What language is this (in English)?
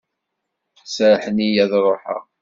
Kabyle